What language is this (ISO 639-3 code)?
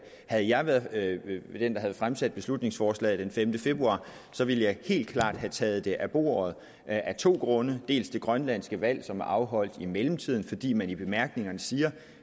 dan